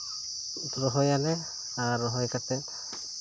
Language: Santali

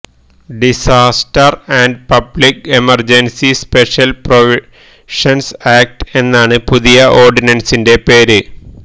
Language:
Malayalam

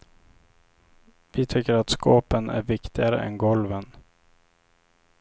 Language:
Swedish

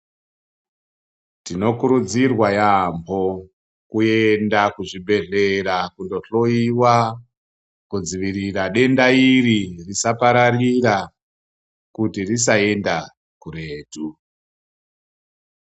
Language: Ndau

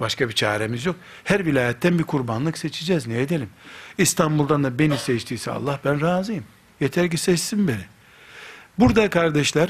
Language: Turkish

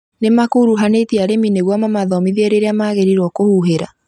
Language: Kikuyu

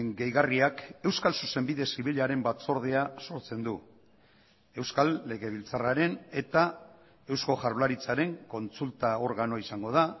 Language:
Basque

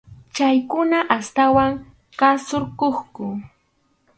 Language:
Arequipa-La Unión Quechua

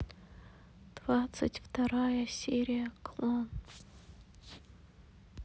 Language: Russian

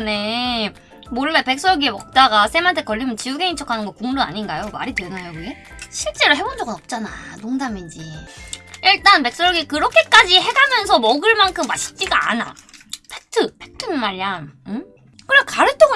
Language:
Korean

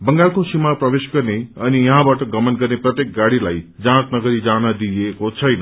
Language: Nepali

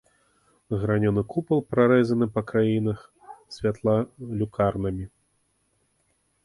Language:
Belarusian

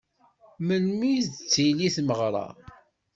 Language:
Kabyle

